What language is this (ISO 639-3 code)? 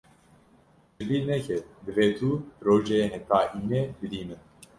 kur